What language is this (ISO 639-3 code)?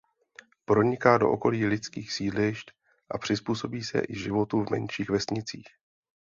ces